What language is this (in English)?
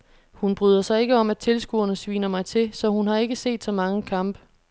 Danish